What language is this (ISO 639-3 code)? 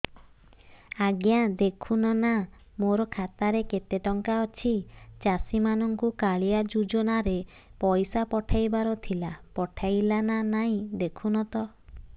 ori